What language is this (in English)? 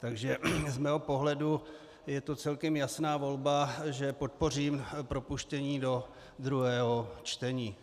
Czech